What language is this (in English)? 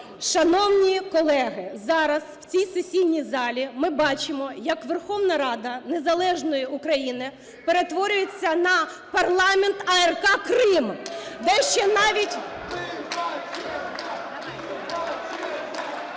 Ukrainian